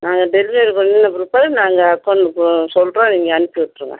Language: Tamil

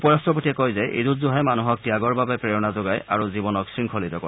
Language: Assamese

